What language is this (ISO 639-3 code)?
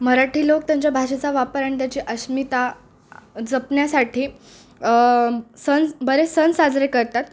mar